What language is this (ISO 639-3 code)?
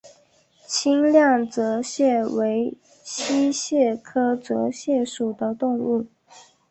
zho